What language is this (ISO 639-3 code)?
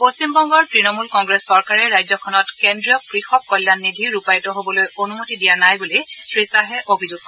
asm